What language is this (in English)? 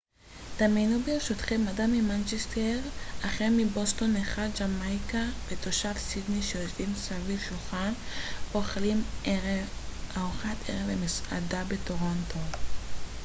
Hebrew